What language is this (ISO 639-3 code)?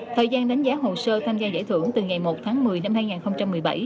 vie